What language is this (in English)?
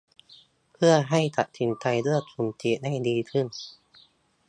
Thai